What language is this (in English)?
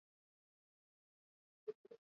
Swahili